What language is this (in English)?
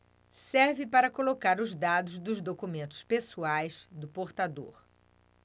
Portuguese